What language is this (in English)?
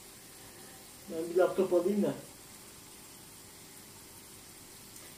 Turkish